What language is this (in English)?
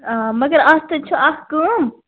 Kashmiri